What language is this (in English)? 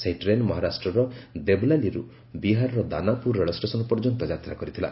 Odia